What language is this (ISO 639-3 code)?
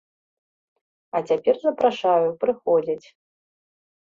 bel